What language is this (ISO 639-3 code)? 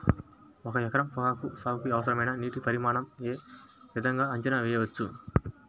tel